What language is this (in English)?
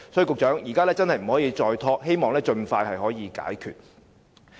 Cantonese